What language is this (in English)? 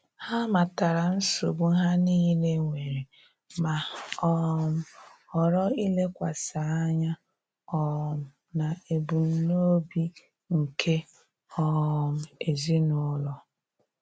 Igbo